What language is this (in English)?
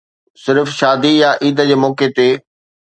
Sindhi